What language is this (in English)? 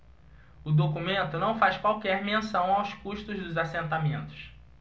Portuguese